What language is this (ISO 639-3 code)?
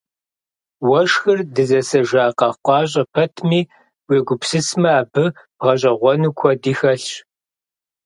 kbd